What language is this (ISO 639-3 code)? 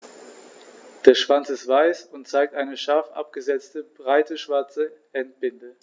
deu